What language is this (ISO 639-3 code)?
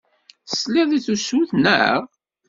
kab